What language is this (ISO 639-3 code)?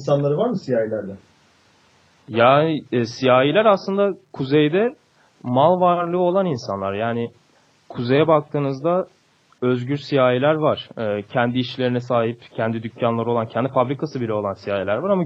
tur